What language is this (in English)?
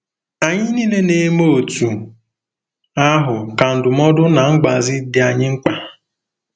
Igbo